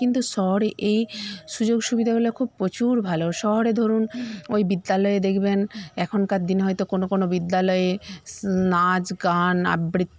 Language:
Bangla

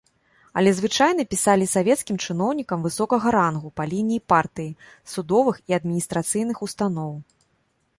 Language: Belarusian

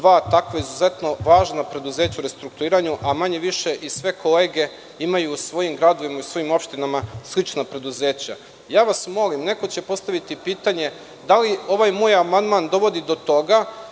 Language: Serbian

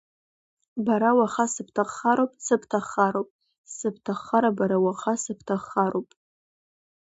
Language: Abkhazian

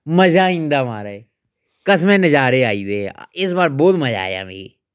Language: Dogri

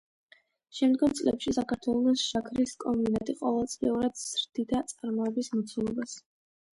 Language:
Georgian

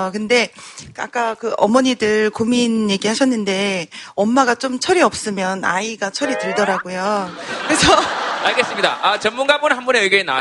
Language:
Korean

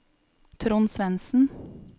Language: Norwegian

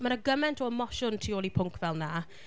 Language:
Welsh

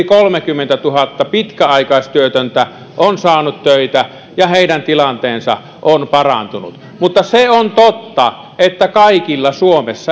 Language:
Finnish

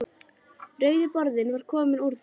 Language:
Icelandic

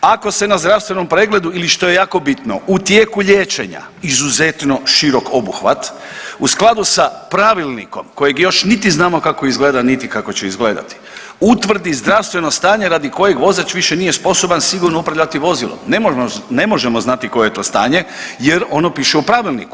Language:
Croatian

